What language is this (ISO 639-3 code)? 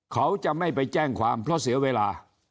tha